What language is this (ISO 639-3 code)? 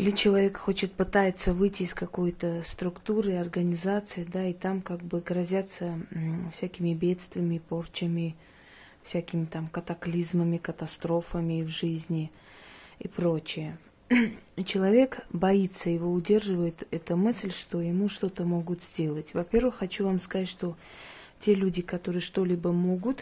rus